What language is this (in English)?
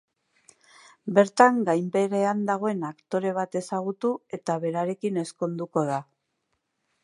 Basque